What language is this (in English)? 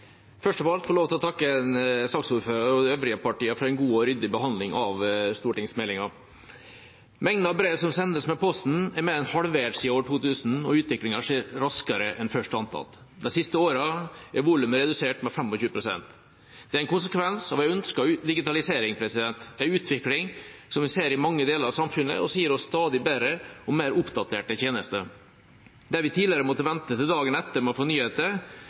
Norwegian